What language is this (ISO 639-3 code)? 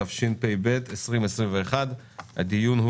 heb